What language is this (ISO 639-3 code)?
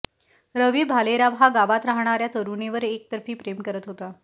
mar